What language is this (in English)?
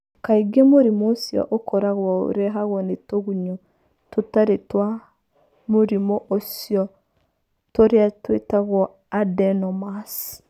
Kikuyu